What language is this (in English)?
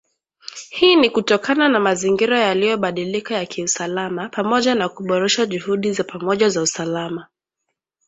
Swahili